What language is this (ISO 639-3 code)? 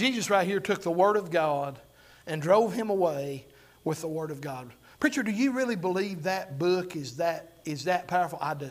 eng